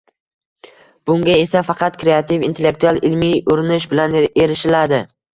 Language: Uzbek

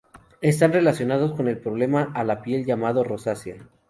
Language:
Spanish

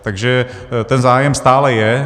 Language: Czech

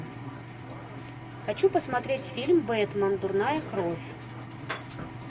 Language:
Russian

